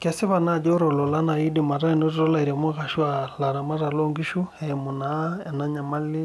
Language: Masai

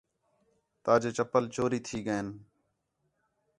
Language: Khetrani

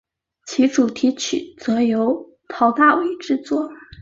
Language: Chinese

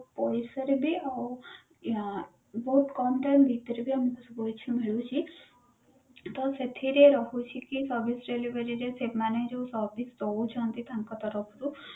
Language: Odia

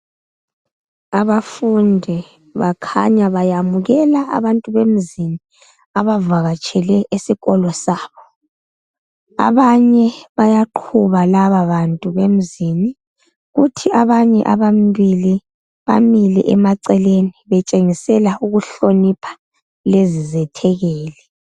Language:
North Ndebele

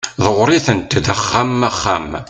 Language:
Kabyle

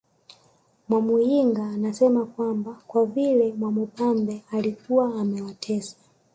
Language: Swahili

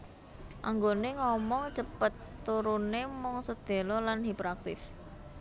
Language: Javanese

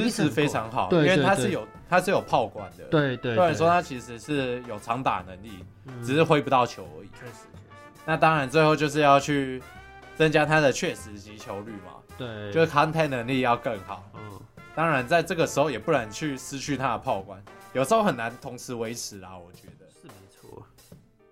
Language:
Chinese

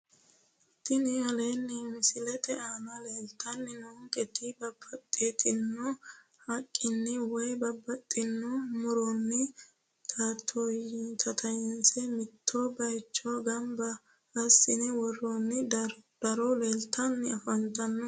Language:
Sidamo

